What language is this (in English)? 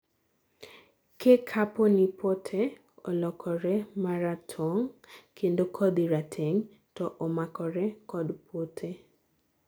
Luo (Kenya and Tanzania)